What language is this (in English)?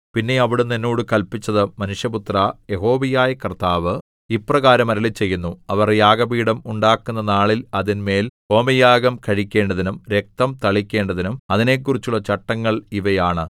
Malayalam